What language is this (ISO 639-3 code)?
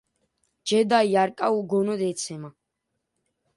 kat